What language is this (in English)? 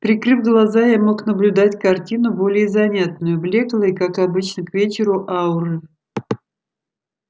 Russian